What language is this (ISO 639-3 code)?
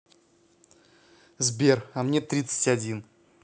rus